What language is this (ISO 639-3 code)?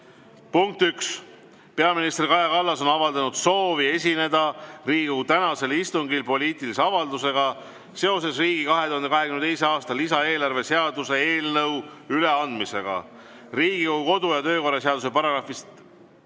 est